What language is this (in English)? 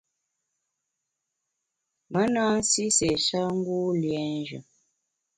Bamun